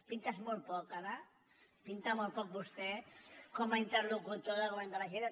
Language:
Catalan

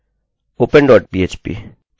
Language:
Hindi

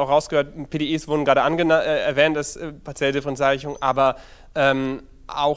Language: German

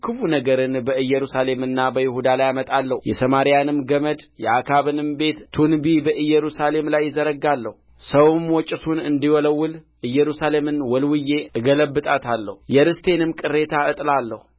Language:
Amharic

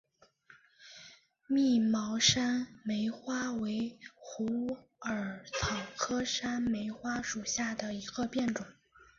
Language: Chinese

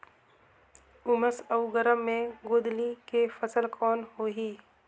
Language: Chhattisgarhi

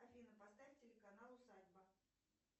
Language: Russian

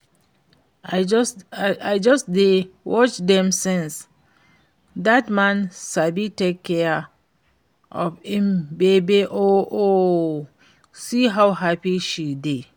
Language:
Nigerian Pidgin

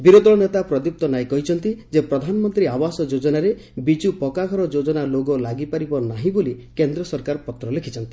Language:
Odia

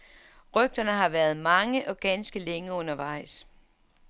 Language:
Danish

